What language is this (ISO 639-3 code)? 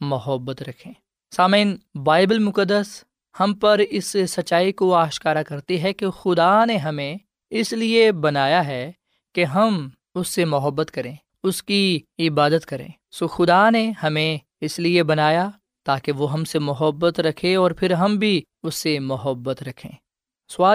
urd